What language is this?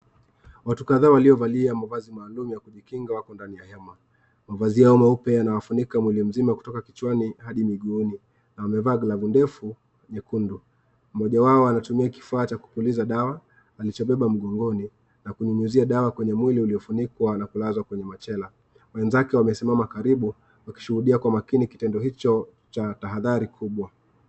Swahili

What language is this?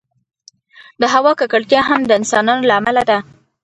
Pashto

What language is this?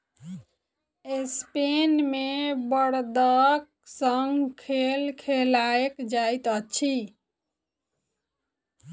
Maithili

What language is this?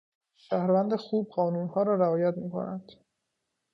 Persian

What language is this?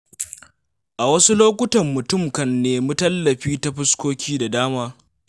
Hausa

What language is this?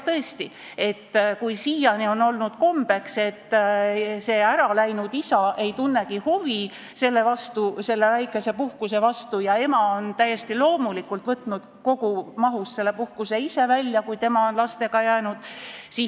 Estonian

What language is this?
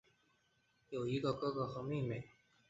Chinese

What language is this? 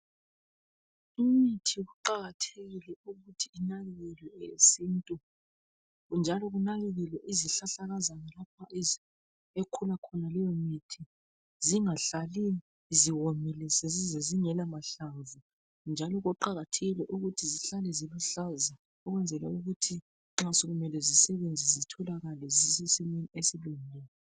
North Ndebele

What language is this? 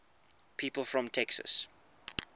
English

